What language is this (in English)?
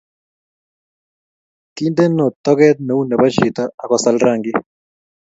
Kalenjin